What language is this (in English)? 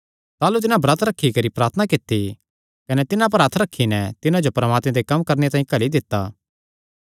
Kangri